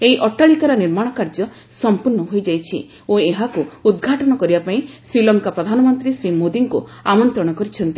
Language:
Odia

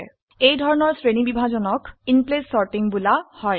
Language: Assamese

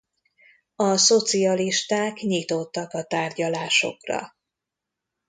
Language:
Hungarian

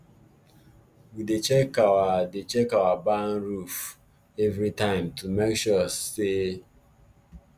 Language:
Nigerian Pidgin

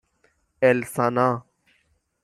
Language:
Persian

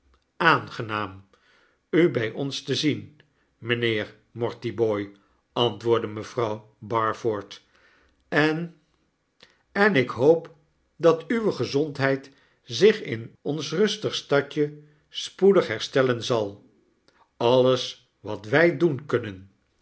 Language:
Dutch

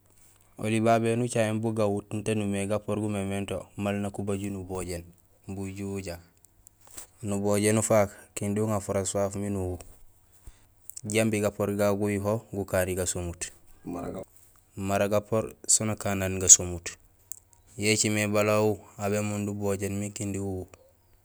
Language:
Gusilay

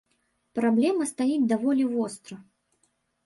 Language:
Belarusian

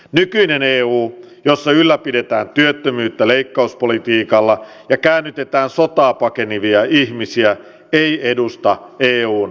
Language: Finnish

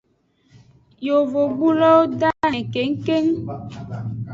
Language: Aja (Benin)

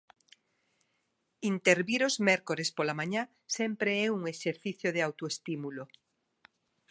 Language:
Galician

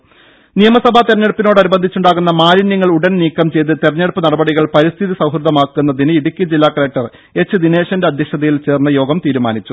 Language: Malayalam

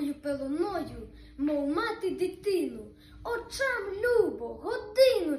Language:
Ukrainian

